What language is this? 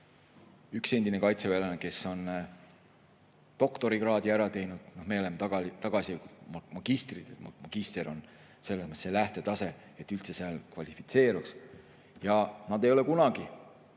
Estonian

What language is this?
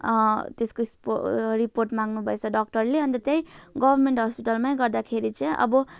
Nepali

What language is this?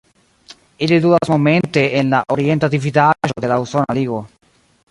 Esperanto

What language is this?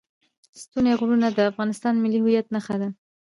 Pashto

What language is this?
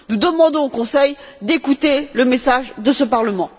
French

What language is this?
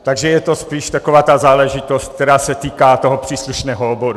Czech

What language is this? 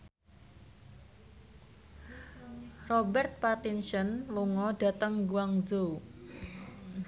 Javanese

